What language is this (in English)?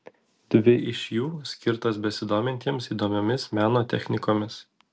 Lithuanian